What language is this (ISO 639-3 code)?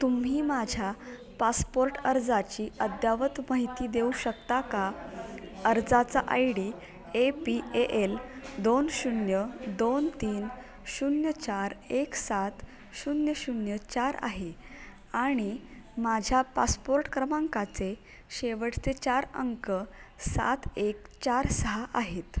mar